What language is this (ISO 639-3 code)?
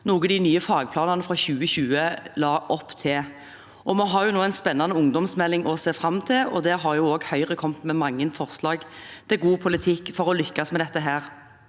nor